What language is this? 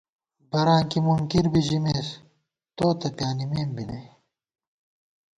Gawar-Bati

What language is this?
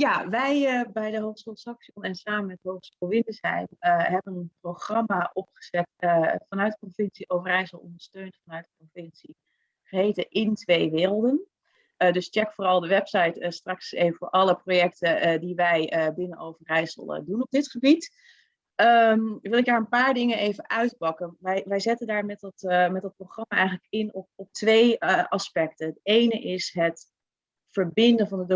Dutch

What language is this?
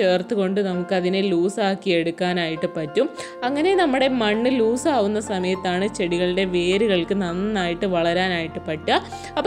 Arabic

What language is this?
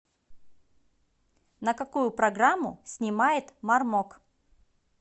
Russian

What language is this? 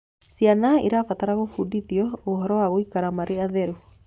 Kikuyu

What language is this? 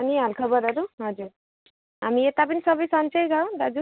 Nepali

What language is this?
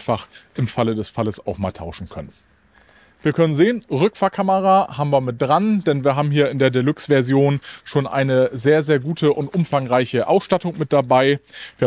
German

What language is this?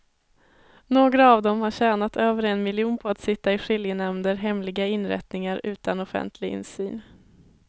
Swedish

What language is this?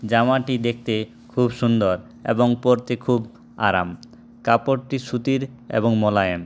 Bangla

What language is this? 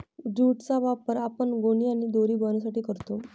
Marathi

